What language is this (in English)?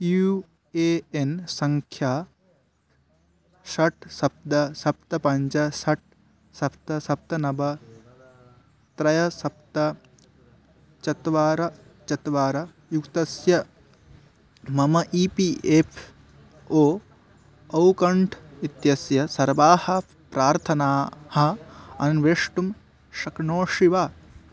Sanskrit